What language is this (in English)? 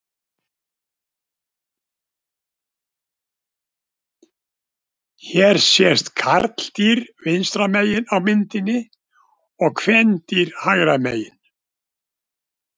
Icelandic